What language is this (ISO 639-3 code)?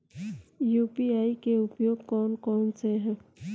hin